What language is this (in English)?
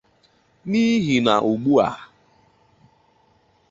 Igbo